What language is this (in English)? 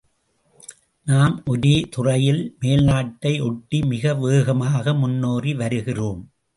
Tamil